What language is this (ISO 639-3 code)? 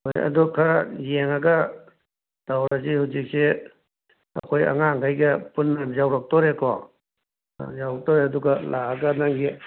mni